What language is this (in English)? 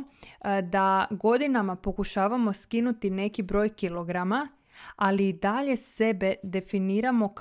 Croatian